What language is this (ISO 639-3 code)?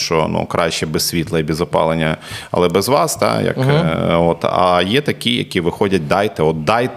ukr